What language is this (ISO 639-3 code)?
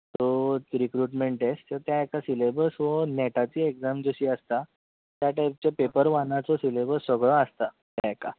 kok